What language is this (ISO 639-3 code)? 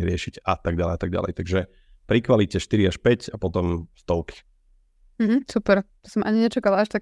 slk